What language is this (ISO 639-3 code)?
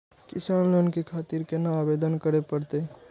mai